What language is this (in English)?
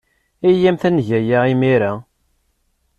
Kabyle